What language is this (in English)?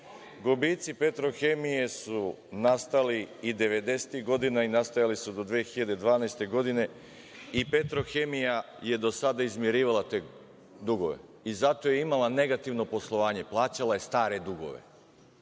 Serbian